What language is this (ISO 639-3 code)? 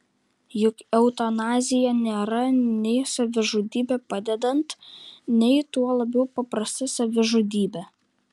lit